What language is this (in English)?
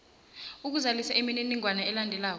South Ndebele